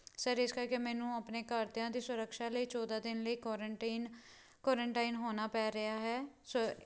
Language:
Punjabi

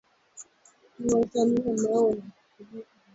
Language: Swahili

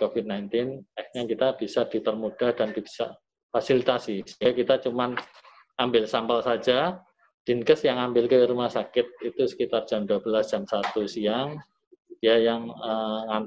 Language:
Indonesian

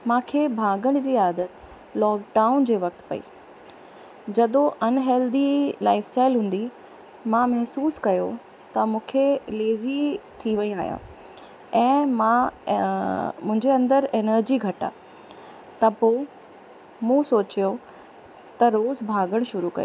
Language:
Sindhi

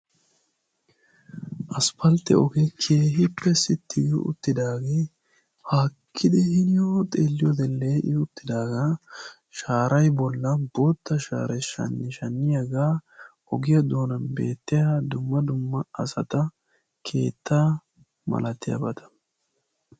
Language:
Wolaytta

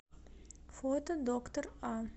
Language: Russian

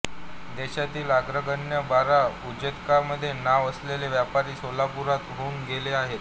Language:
Marathi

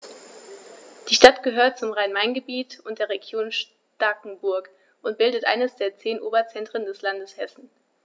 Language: German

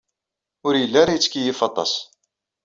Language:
Kabyle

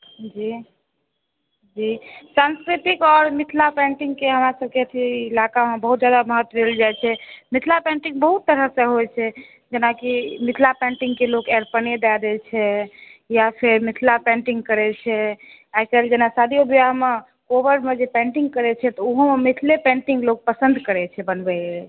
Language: Maithili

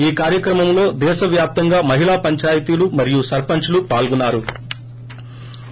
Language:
Telugu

